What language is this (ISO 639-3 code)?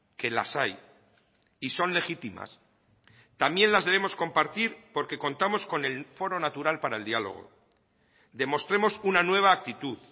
spa